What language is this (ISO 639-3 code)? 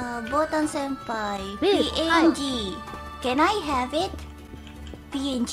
jpn